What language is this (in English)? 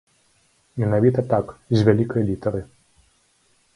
Belarusian